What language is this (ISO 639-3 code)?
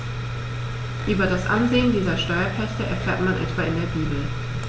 deu